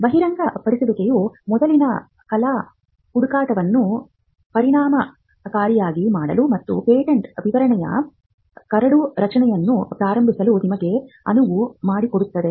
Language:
Kannada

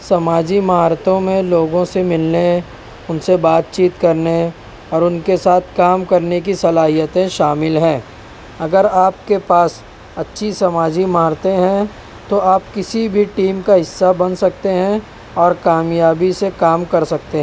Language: Urdu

